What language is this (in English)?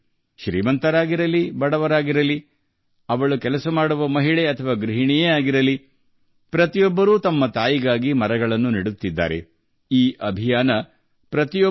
Kannada